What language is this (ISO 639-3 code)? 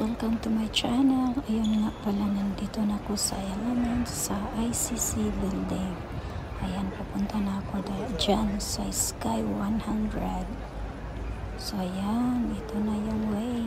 fil